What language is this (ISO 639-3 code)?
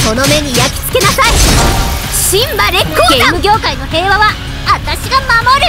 jpn